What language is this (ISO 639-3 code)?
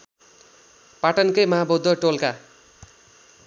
nep